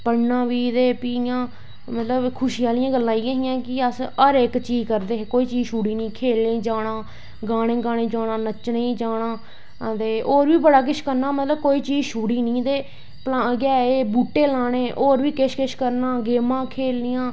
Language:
Dogri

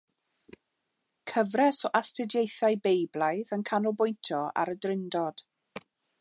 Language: Welsh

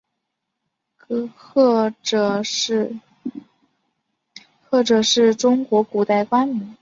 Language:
Chinese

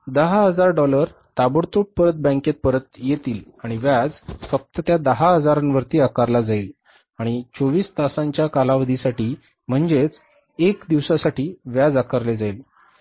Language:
Marathi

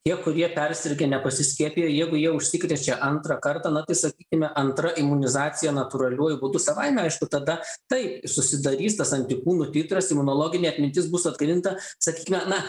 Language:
Lithuanian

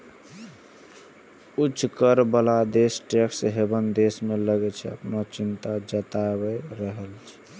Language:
Maithili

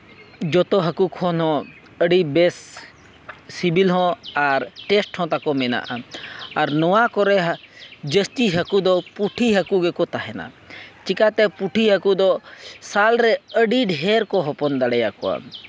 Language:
Santali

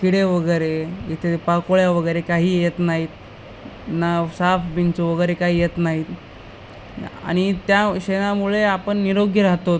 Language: Marathi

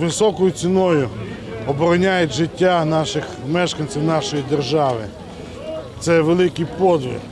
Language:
Ukrainian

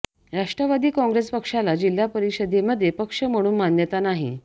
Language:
Marathi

